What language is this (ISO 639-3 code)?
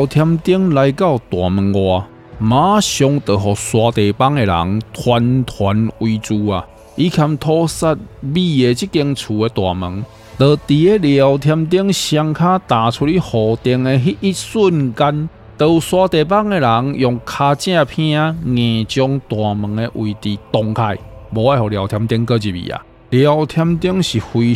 zho